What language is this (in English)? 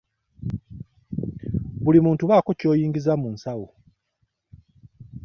Ganda